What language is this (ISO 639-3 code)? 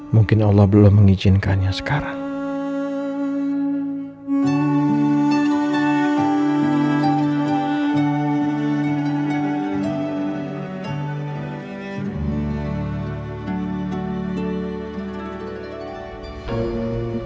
ind